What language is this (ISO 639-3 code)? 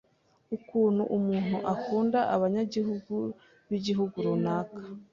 kin